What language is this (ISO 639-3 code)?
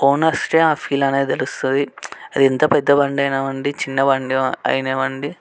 tel